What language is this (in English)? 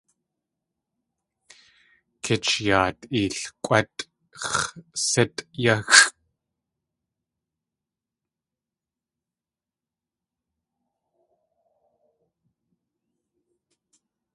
Tlingit